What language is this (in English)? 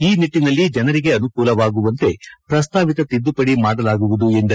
Kannada